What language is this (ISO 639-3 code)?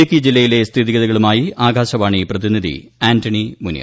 mal